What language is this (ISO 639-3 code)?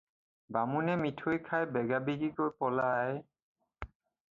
asm